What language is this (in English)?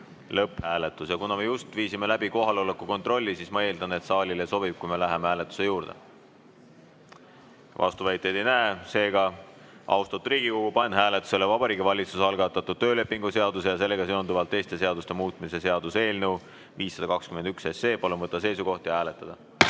Estonian